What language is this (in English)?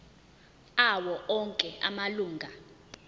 Zulu